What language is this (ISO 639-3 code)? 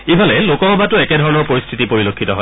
asm